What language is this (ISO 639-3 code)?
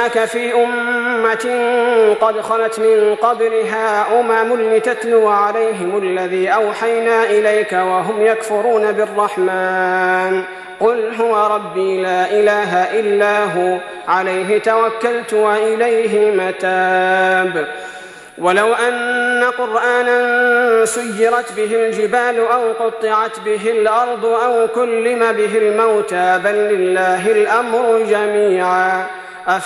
ara